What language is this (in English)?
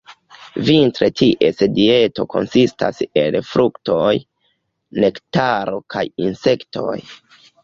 Esperanto